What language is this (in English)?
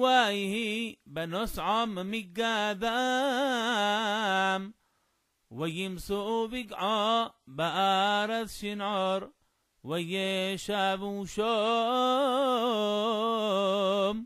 Arabic